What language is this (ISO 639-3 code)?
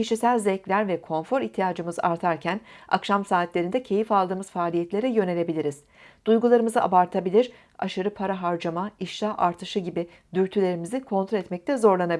tur